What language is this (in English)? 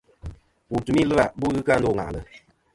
Kom